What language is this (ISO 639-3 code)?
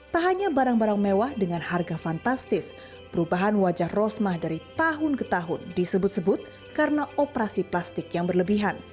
ind